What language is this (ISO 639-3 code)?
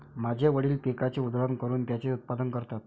mar